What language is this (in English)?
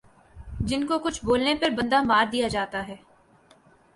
Urdu